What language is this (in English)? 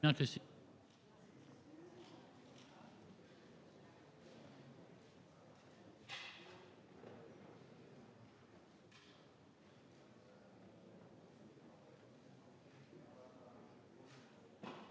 French